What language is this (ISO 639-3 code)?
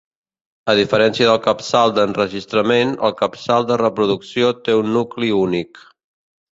cat